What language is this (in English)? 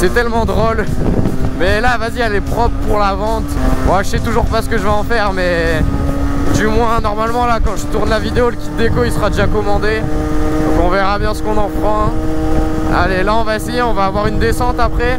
French